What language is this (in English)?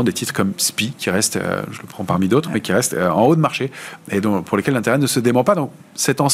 French